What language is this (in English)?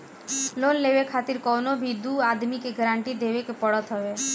Bhojpuri